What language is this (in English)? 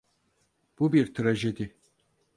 Turkish